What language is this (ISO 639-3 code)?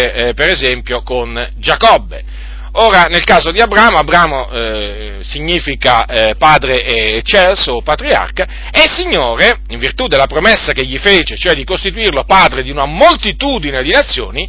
ita